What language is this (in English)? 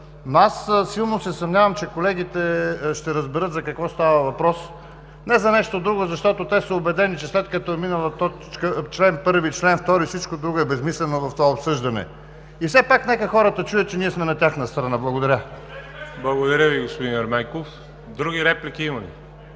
Bulgarian